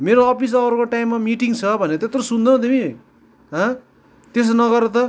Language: Nepali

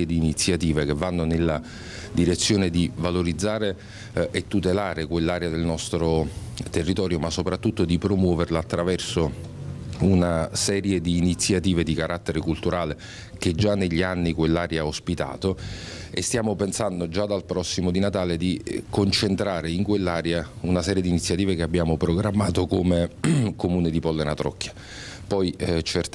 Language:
Italian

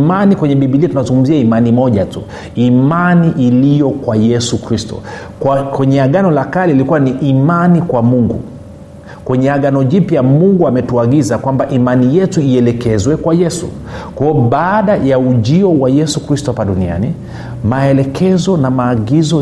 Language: Swahili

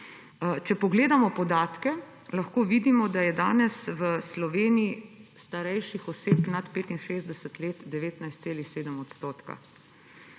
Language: Slovenian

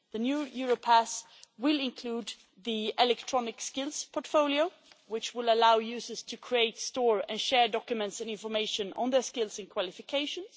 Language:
English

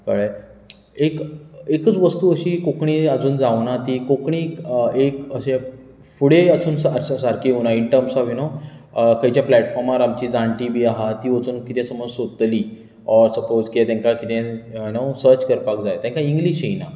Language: Konkani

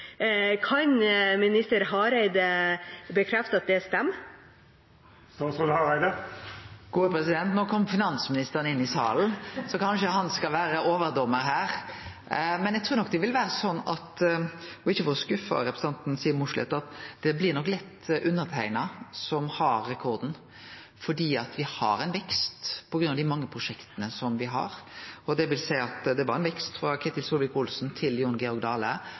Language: Norwegian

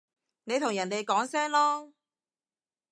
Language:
Cantonese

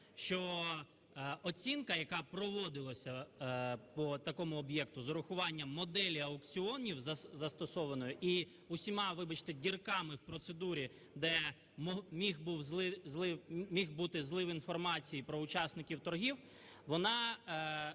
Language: Ukrainian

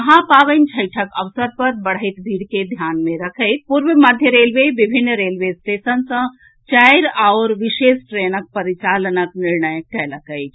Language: Maithili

